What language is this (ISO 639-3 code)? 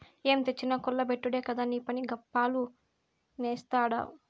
tel